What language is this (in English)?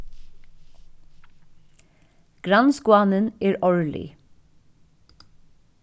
Faroese